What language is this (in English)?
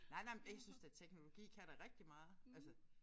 Danish